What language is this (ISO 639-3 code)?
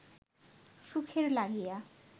ben